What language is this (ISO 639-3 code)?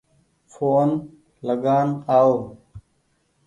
gig